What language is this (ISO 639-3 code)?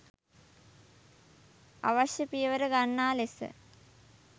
sin